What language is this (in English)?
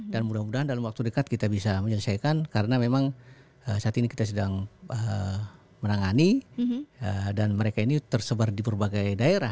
Indonesian